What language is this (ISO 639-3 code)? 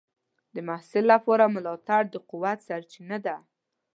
pus